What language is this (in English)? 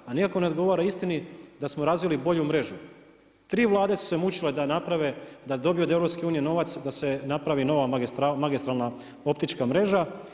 Croatian